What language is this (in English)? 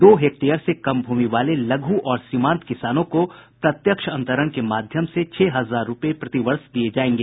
Hindi